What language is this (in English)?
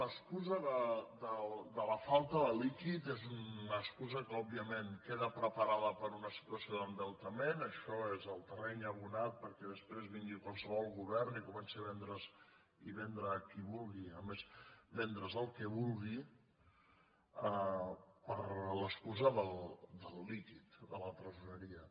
Catalan